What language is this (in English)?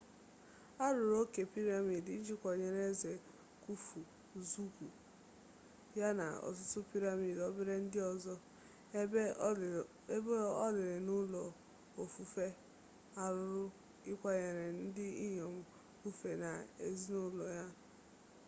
Igbo